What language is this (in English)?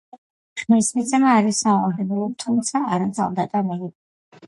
Georgian